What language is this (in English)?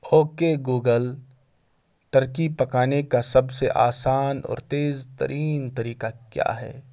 Urdu